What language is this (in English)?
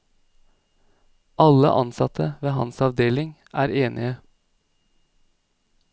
Norwegian